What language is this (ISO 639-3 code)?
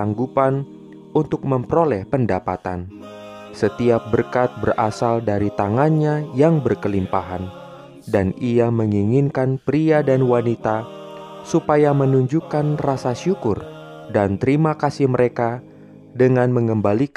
ind